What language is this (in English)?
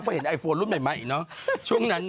Thai